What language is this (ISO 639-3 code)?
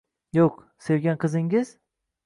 uzb